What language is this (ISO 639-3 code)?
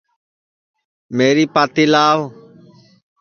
ssi